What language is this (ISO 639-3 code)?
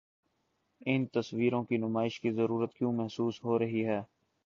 urd